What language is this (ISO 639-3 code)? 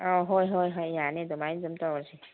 mni